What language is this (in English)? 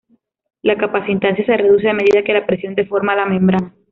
Spanish